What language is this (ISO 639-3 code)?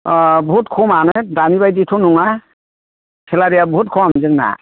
brx